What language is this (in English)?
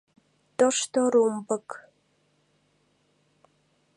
Mari